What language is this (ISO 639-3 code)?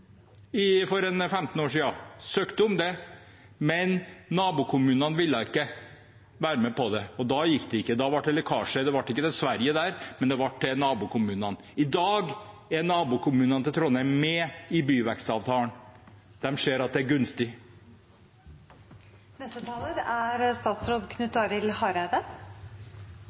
nor